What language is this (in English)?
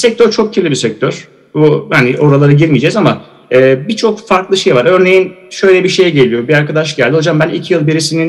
Turkish